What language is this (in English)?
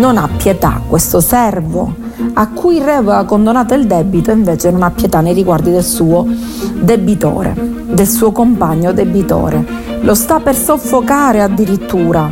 Italian